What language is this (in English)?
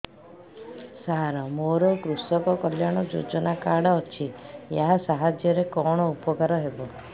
Odia